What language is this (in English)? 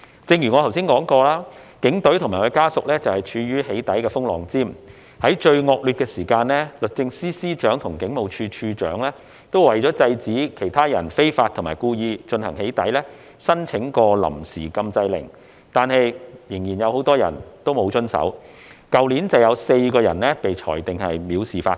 Cantonese